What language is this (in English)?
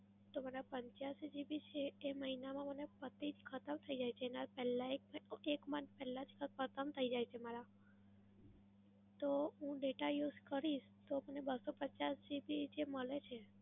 Gujarati